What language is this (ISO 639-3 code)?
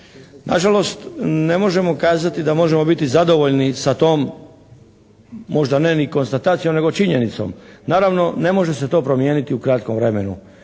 hrv